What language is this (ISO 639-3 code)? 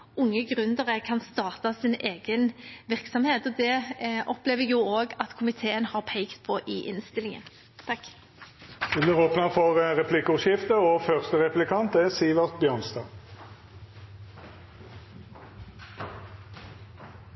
nor